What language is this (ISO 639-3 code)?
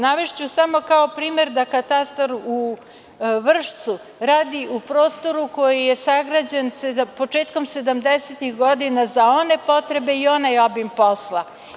srp